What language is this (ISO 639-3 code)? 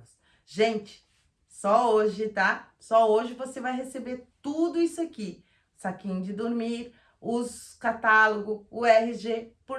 por